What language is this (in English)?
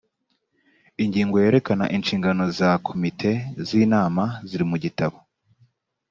Kinyarwanda